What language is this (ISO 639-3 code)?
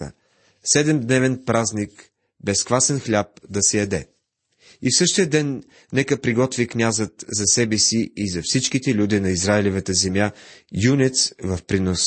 bul